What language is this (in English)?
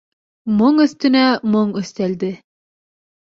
Bashkir